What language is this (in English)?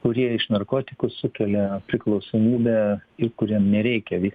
Lithuanian